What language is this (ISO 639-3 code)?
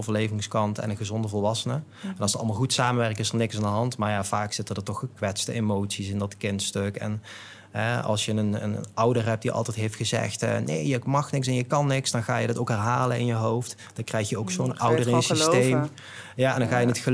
nld